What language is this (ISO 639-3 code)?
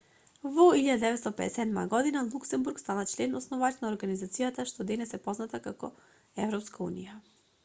mkd